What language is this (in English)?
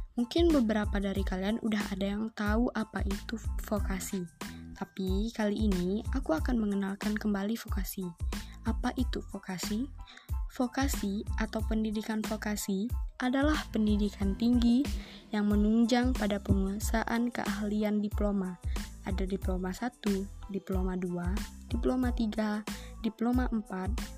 Indonesian